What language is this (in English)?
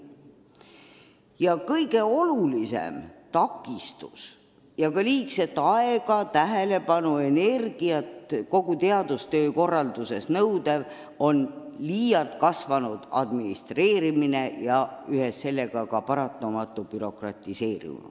Estonian